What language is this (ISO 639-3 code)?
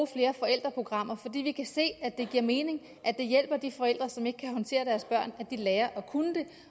dan